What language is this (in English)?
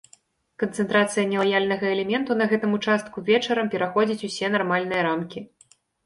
Belarusian